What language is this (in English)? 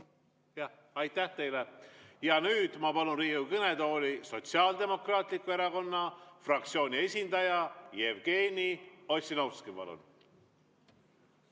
Estonian